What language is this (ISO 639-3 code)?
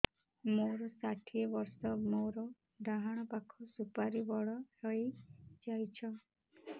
ori